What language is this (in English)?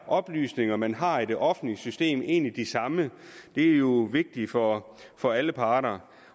Danish